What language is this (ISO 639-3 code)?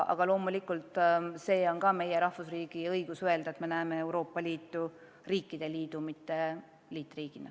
est